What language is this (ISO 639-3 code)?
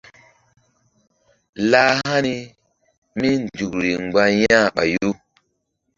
mdd